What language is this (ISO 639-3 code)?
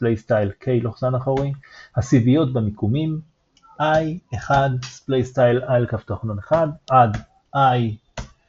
heb